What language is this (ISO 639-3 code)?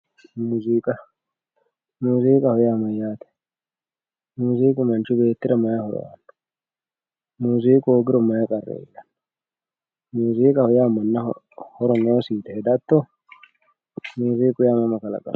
sid